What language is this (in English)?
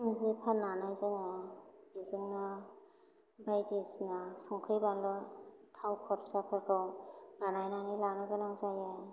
Bodo